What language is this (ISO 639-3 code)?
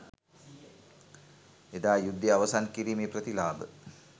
sin